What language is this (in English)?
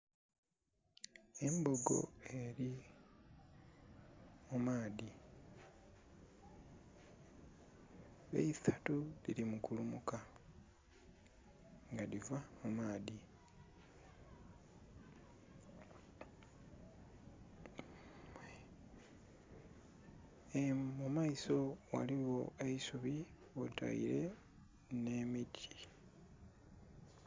Soga